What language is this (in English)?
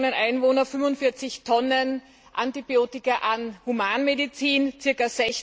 German